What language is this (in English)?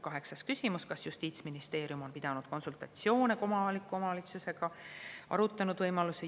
Estonian